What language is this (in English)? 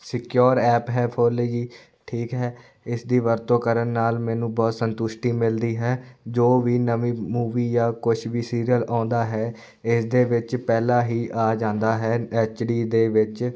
Punjabi